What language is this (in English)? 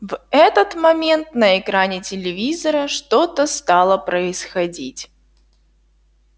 Russian